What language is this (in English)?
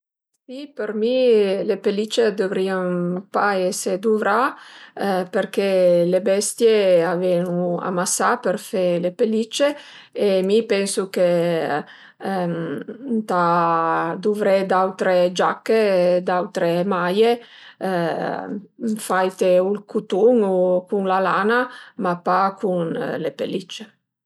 Piedmontese